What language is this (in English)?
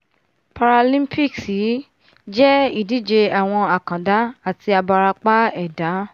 Yoruba